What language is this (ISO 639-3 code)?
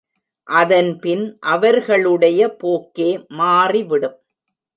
tam